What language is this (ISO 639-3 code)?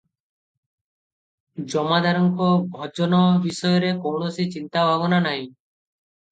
ori